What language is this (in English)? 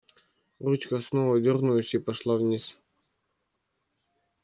Russian